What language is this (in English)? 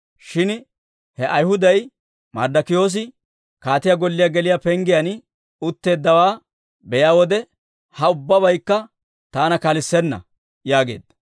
Dawro